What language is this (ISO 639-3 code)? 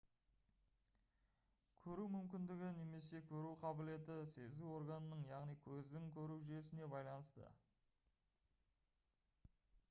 kaz